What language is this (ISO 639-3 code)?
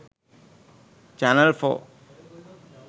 sin